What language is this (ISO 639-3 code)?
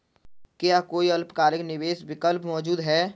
hin